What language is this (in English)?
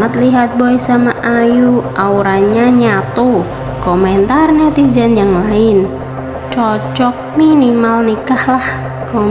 Indonesian